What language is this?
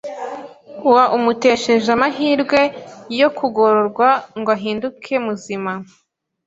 Kinyarwanda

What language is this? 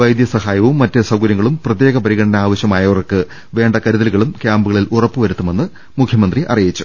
Malayalam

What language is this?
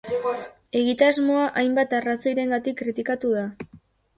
Basque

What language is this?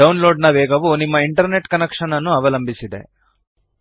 Kannada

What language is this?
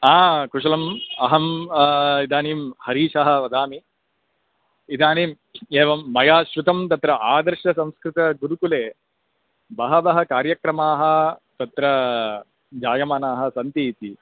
Sanskrit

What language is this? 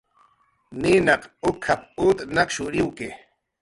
Jaqaru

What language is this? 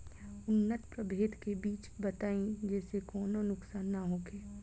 Bhojpuri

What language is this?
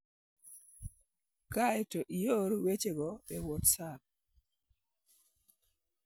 Luo (Kenya and Tanzania)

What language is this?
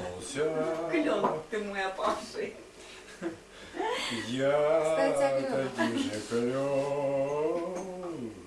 Russian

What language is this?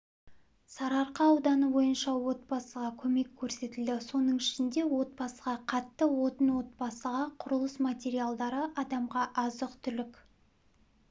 Kazakh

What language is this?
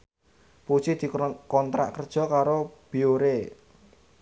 Javanese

